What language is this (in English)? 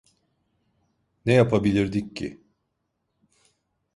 Turkish